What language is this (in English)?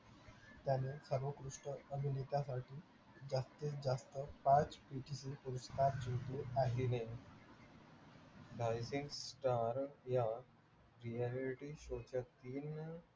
Marathi